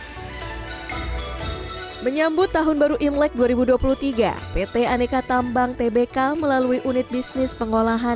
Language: Indonesian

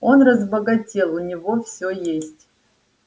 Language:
Russian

